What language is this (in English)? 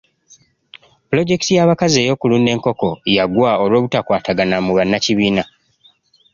Ganda